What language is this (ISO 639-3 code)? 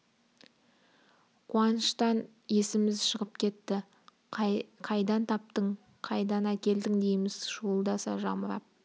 kaz